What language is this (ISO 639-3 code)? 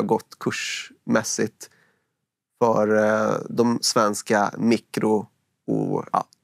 swe